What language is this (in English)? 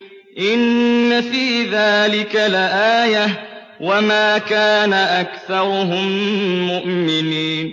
Arabic